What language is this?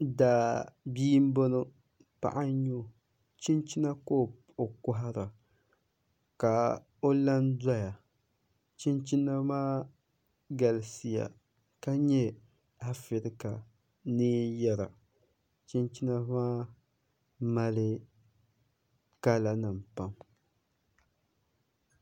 Dagbani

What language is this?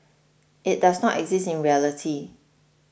English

